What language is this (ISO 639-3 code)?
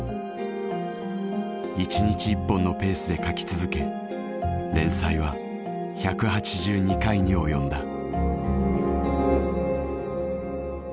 jpn